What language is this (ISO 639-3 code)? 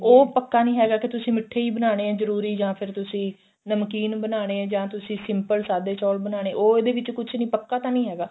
pan